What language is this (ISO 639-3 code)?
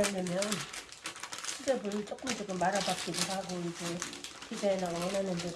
kor